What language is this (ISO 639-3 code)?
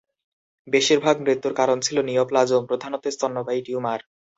ben